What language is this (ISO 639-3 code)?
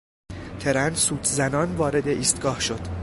fas